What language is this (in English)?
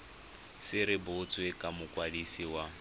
Tswana